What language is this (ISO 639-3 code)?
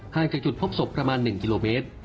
tha